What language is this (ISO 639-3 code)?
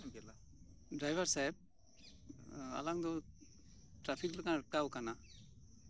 sat